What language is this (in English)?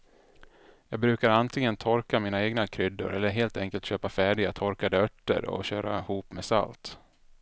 Swedish